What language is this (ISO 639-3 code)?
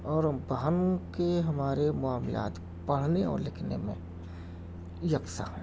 urd